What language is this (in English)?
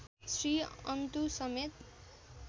Nepali